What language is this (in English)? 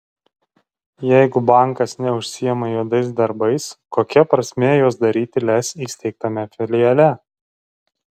Lithuanian